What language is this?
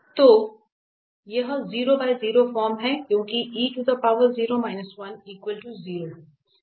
Hindi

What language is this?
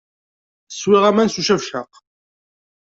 Kabyle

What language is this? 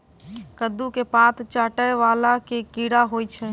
Maithili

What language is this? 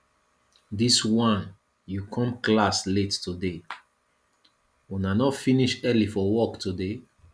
Nigerian Pidgin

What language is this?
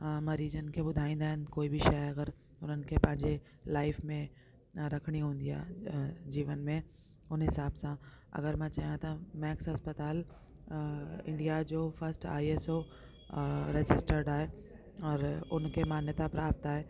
Sindhi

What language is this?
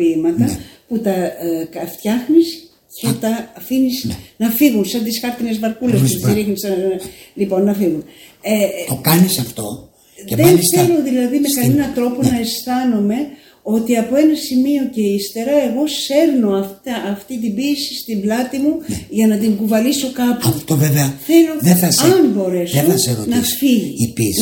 Greek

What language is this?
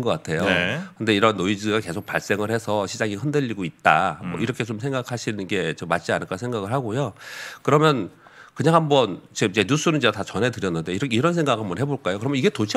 Korean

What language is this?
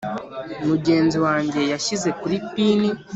Kinyarwanda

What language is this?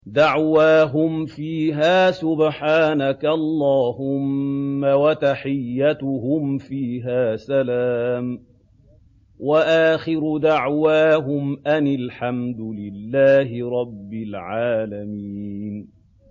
Arabic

